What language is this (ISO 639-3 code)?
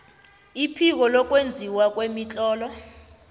nbl